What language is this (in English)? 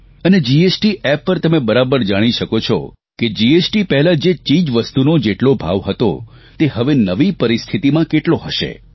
Gujarati